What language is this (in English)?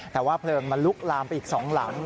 Thai